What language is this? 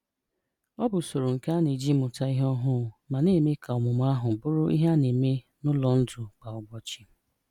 Igbo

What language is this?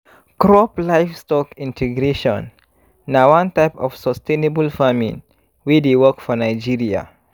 Nigerian Pidgin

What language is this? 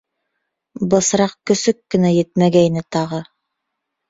Bashkir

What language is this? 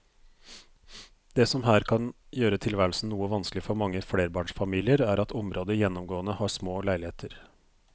Norwegian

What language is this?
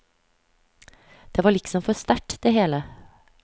Norwegian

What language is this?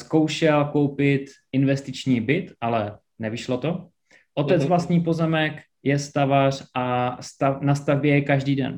Czech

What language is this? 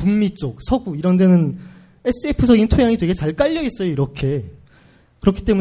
Korean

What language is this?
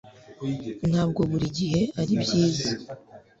Kinyarwanda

